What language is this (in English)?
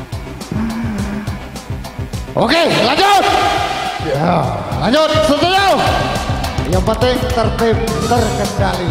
Indonesian